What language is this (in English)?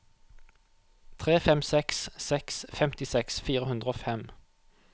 Norwegian